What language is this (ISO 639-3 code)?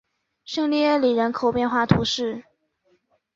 zho